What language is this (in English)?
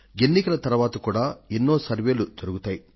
Telugu